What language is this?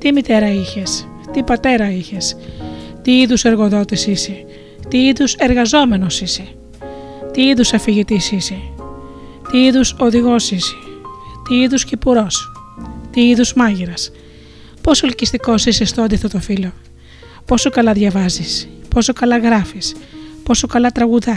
Greek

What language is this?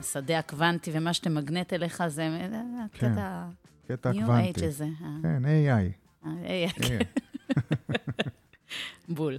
Hebrew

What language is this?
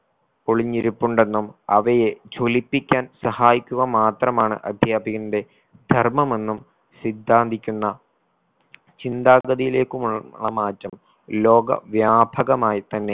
Malayalam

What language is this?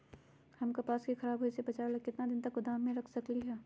Magahi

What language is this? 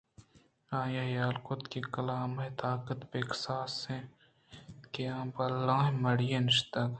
Eastern Balochi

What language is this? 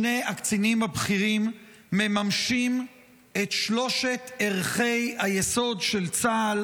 Hebrew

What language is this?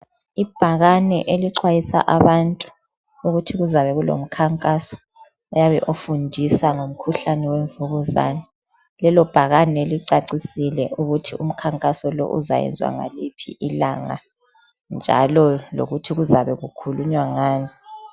North Ndebele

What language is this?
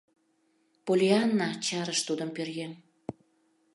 Mari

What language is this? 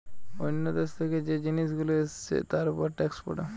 Bangla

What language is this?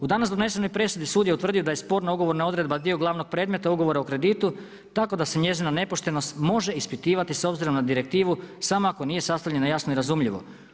Croatian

